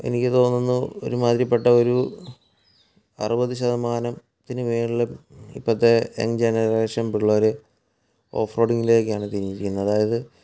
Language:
Malayalam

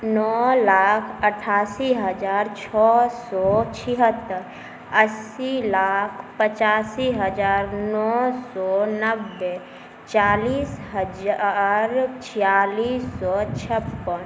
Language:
Maithili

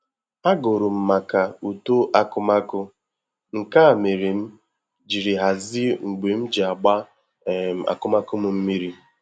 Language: Igbo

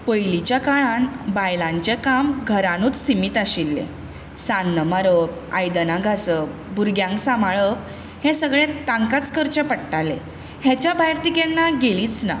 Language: Konkani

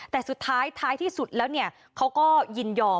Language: Thai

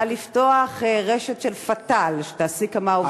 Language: Hebrew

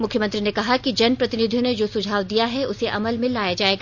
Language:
Hindi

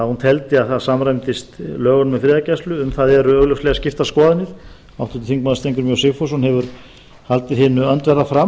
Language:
Icelandic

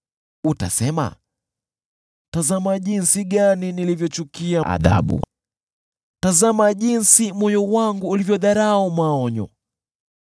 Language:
Swahili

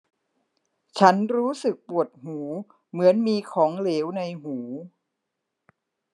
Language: Thai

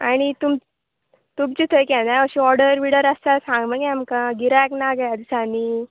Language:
Konkani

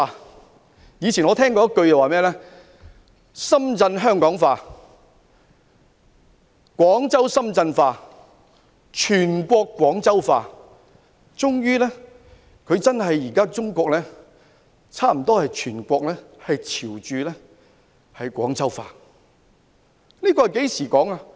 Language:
Cantonese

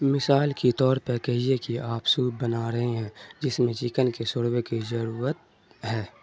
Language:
Urdu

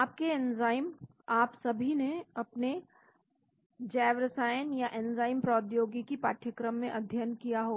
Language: Hindi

